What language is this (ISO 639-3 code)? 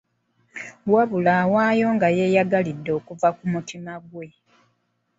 lug